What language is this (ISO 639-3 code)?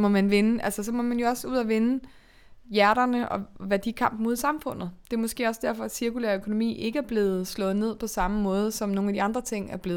dan